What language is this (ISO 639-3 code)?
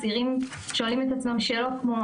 heb